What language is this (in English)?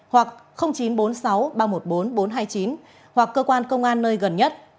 Vietnamese